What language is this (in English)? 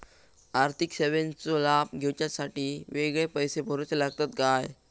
Marathi